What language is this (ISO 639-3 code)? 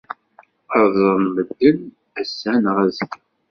kab